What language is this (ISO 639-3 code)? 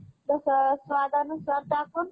mar